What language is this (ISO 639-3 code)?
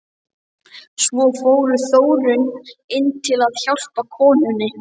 isl